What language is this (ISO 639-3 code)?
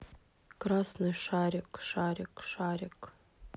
rus